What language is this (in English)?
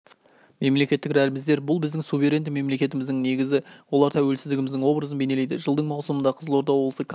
Kazakh